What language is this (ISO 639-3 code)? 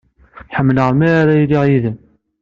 kab